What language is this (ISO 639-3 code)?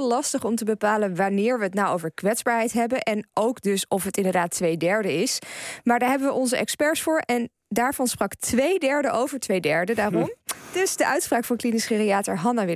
nld